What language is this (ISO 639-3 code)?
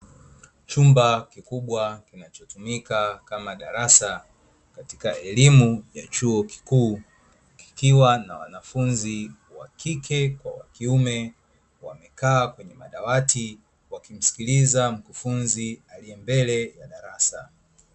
swa